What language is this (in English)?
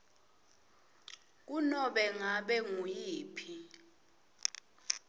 Swati